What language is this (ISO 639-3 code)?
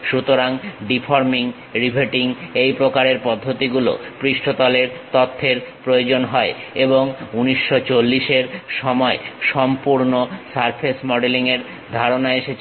ben